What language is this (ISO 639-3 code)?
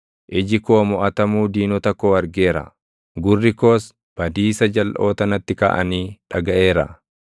orm